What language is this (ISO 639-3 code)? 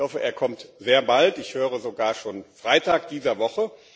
deu